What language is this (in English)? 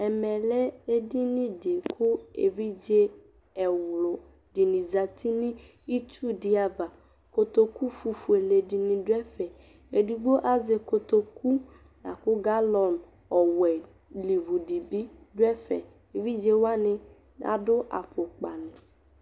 Ikposo